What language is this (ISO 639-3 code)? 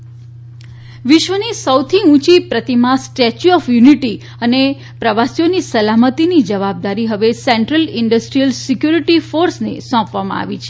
guj